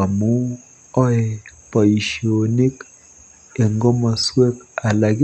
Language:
Kalenjin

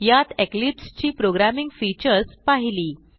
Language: Marathi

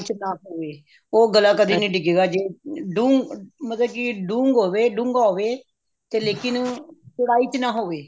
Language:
Punjabi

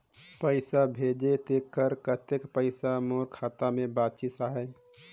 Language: Chhattisgarhi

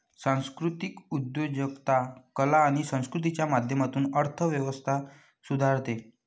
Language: Marathi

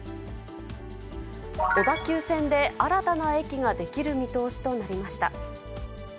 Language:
Japanese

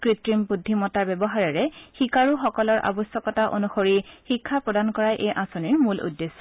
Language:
Assamese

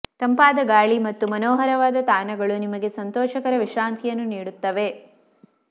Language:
Kannada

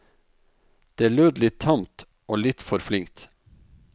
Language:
Norwegian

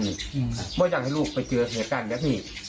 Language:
Thai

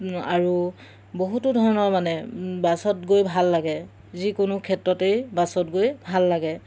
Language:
Assamese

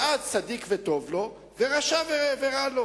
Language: Hebrew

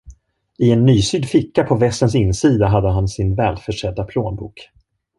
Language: Swedish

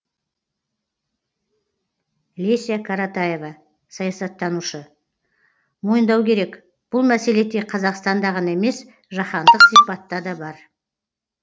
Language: Kazakh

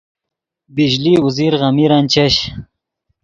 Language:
Yidgha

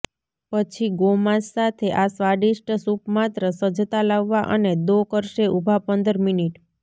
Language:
Gujarati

